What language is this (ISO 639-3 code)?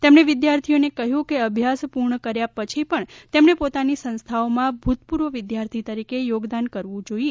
guj